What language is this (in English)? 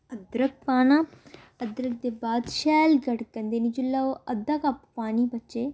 Dogri